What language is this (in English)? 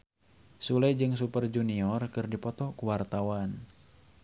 Sundanese